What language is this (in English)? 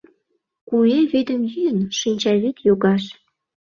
Mari